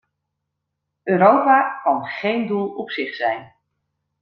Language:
Dutch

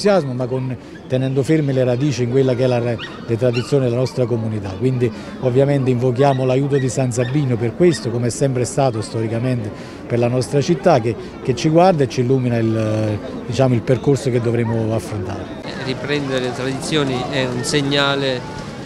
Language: Italian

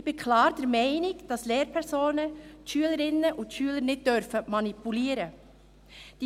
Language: Swiss German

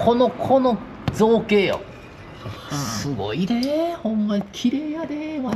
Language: Japanese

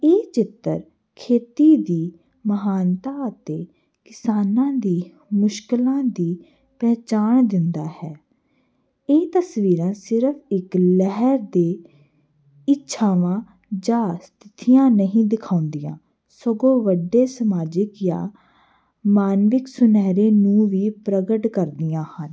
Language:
Punjabi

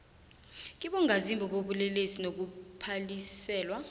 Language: South Ndebele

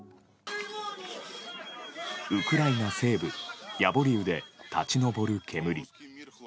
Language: Japanese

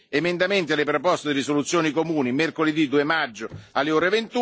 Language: Italian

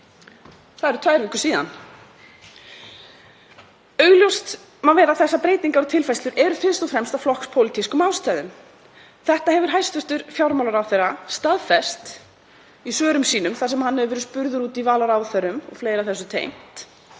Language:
Icelandic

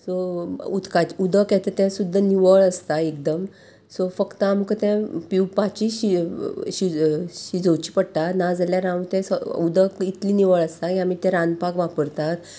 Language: Konkani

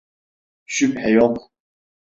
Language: Turkish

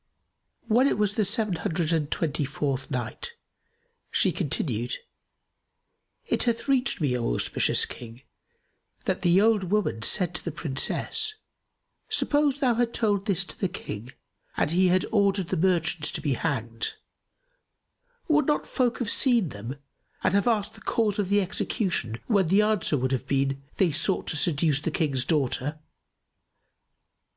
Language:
English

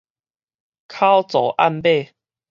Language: Min Nan Chinese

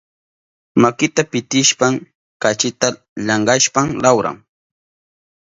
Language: Southern Pastaza Quechua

